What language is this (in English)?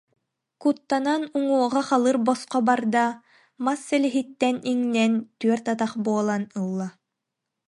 Yakut